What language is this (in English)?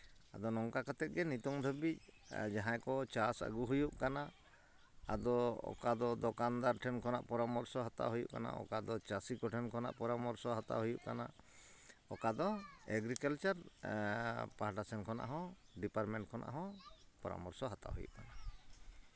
Santali